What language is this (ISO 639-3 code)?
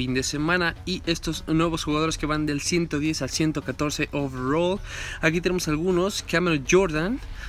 spa